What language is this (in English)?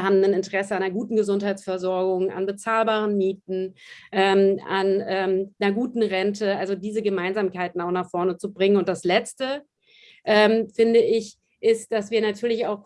German